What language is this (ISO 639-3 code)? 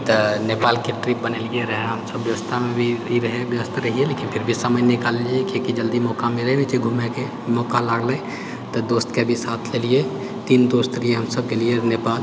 mai